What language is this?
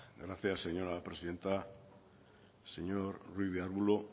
Spanish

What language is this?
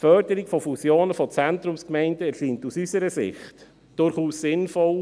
Swiss German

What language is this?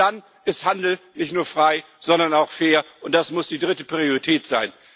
German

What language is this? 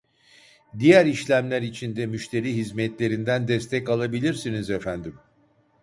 Turkish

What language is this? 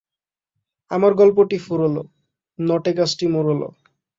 Bangla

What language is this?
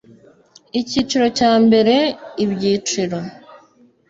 Kinyarwanda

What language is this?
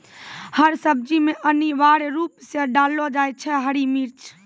Maithili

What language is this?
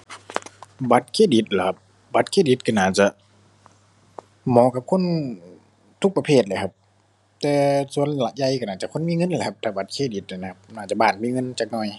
Thai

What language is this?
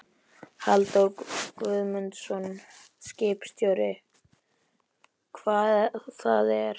Icelandic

